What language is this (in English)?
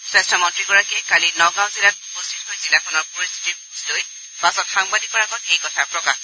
Assamese